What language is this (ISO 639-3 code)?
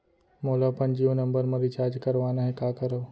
hne